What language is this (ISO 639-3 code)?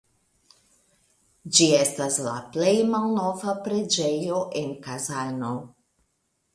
epo